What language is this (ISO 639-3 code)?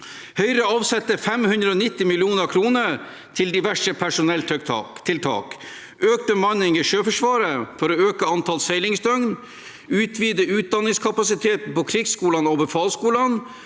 nor